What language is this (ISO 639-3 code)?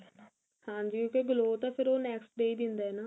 pan